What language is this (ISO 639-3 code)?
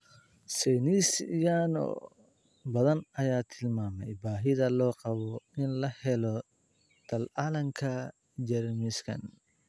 som